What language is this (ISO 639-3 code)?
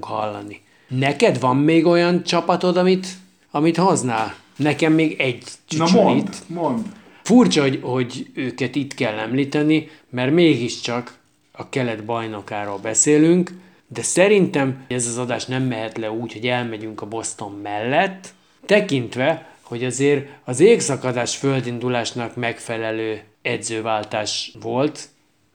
hun